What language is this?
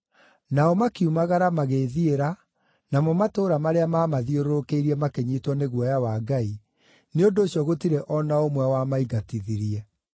Kikuyu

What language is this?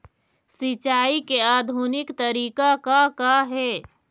Chhattisgarhi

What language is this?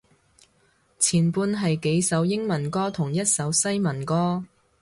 Cantonese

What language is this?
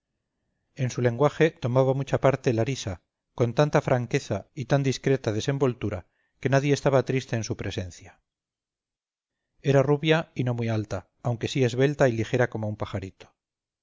Spanish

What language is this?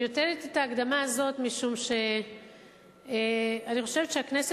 Hebrew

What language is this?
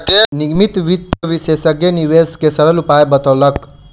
Maithili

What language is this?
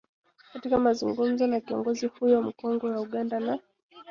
Swahili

